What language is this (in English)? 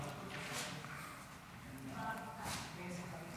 Hebrew